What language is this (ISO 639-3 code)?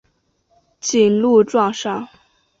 zho